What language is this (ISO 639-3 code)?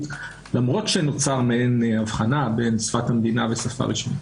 heb